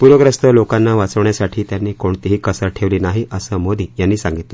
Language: Marathi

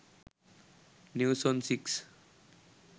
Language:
Sinhala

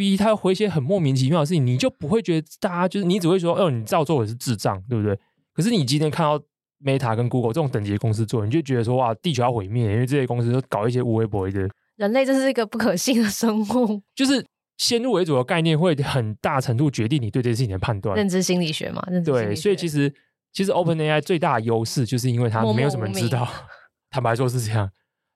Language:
Chinese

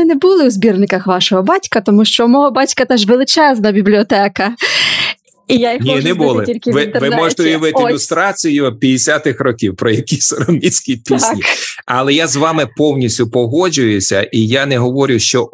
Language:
Ukrainian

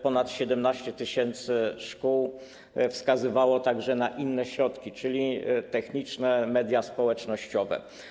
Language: Polish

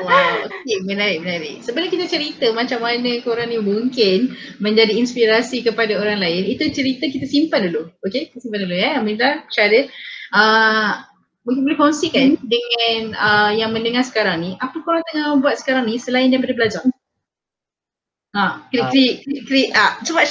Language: Malay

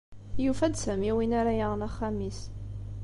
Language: Kabyle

